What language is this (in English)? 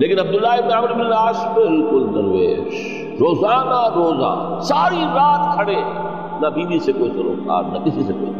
Urdu